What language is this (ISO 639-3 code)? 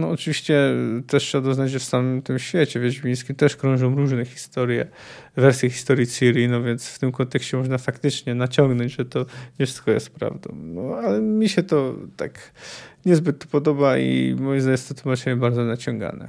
pol